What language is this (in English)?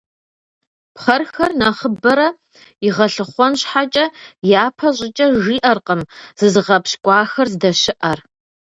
Kabardian